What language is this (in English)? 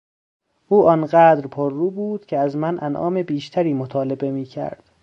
Persian